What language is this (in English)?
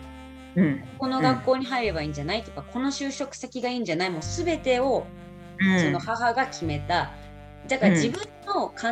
Japanese